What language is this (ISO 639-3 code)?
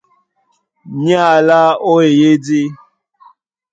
dua